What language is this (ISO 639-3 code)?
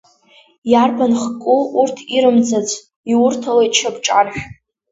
abk